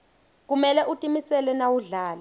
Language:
Swati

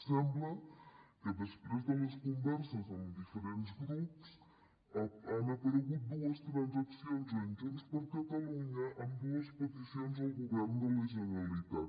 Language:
Catalan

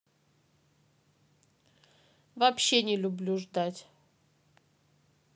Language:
Russian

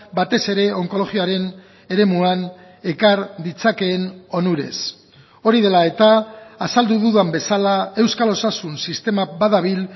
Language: Basque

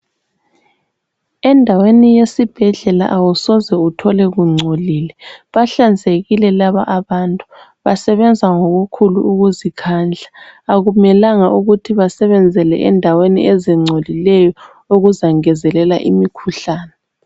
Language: North Ndebele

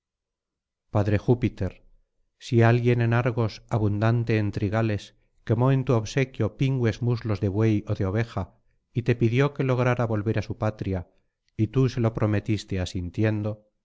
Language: Spanish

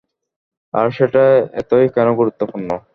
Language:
Bangla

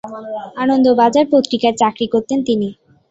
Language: Bangla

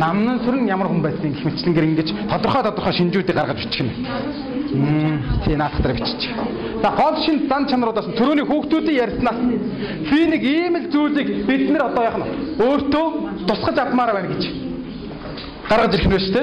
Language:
Korean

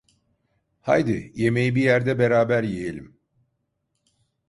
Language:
Turkish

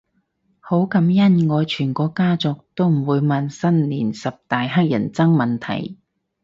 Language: Cantonese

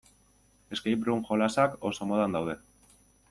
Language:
Basque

